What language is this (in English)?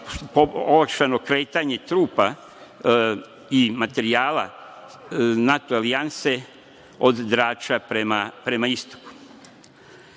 Serbian